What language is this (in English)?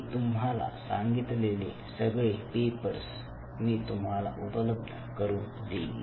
Marathi